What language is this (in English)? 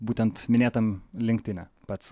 Lithuanian